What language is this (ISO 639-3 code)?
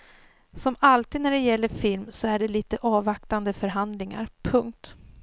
swe